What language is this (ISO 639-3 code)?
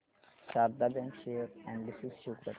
mar